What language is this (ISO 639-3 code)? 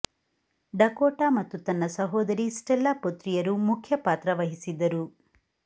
kan